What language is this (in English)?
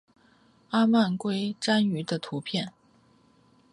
Chinese